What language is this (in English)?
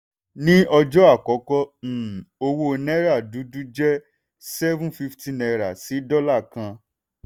Yoruba